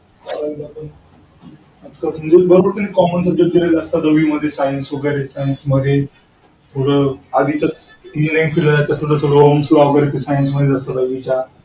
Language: Marathi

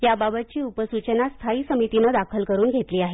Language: Marathi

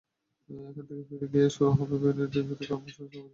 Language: Bangla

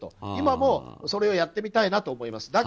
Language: Japanese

